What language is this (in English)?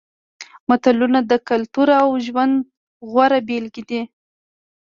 Pashto